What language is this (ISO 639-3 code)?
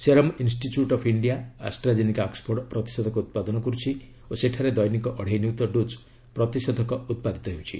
ori